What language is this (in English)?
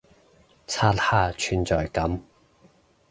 Cantonese